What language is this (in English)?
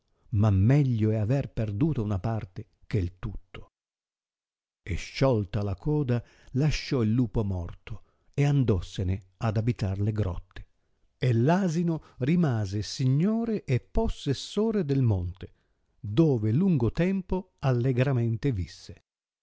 Italian